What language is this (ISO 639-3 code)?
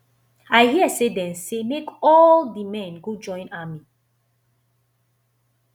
pcm